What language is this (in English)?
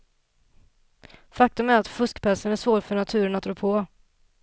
Swedish